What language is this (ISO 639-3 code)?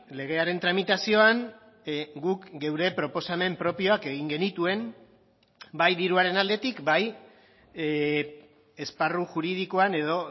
eus